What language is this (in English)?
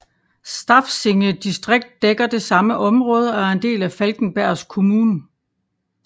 Danish